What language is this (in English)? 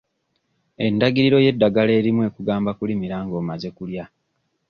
Ganda